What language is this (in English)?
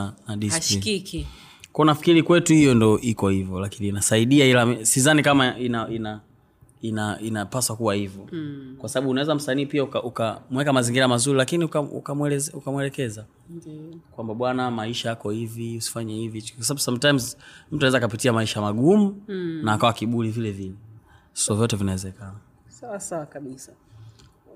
Swahili